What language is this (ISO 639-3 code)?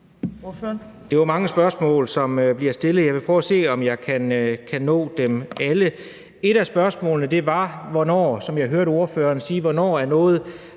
dan